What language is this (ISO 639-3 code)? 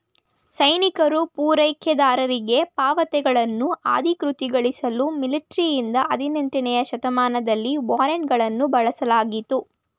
kan